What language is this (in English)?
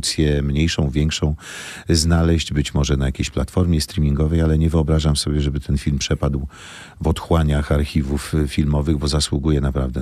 Polish